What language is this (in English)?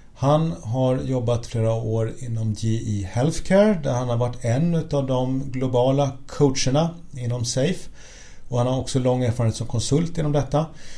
Swedish